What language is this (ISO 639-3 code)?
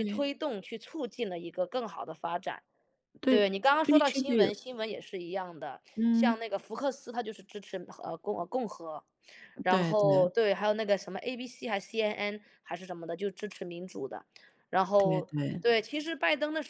zho